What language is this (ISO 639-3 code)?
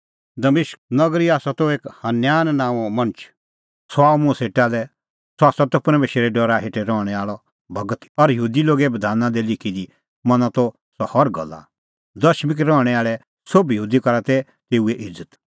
kfx